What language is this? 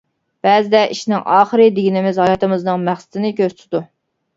Uyghur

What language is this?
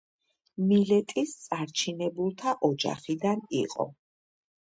Georgian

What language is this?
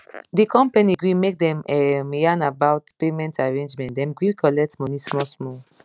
Nigerian Pidgin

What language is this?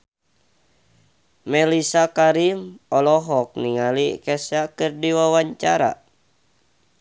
Sundanese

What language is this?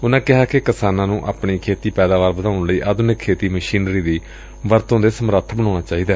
Punjabi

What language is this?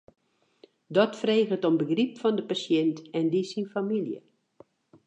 Western Frisian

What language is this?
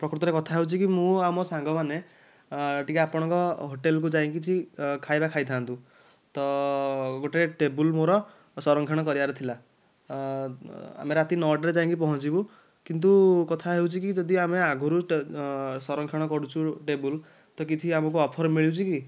Odia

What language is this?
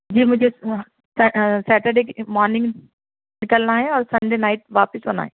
Urdu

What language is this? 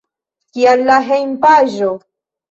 Esperanto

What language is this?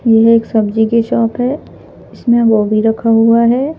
Hindi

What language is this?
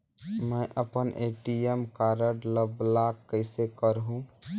Chhattisgarhi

